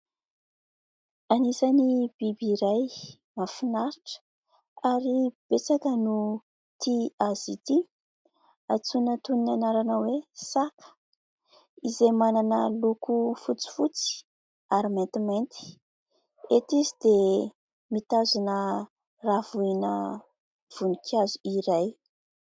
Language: Malagasy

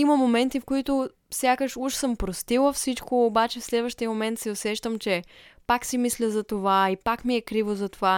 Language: Bulgarian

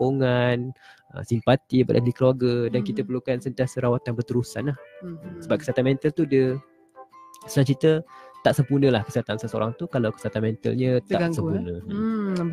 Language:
Malay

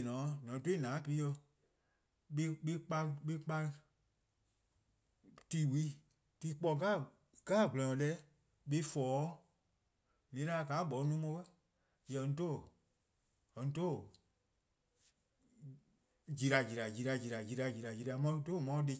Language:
Eastern Krahn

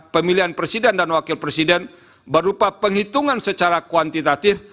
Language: Indonesian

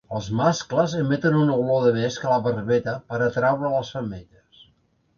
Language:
Catalan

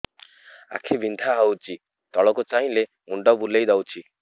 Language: Odia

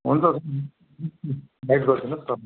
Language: Nepali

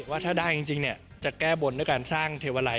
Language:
Thai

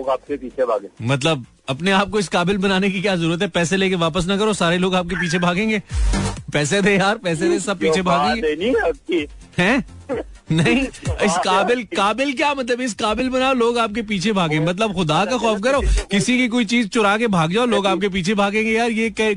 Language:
Hindi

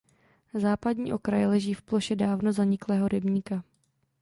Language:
Czech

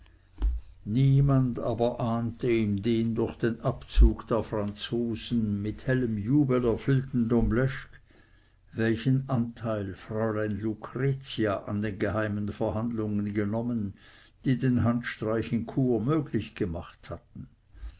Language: German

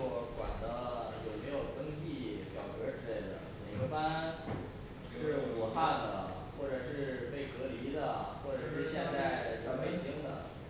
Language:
Chinese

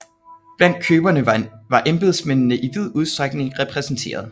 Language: Danish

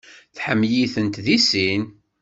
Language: Kabyle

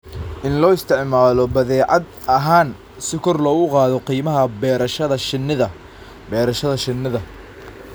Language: Somali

